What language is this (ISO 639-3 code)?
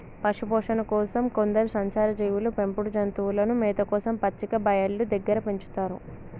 tel